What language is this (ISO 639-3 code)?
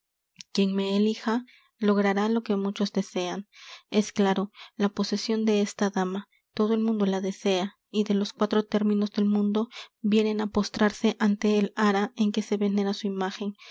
spa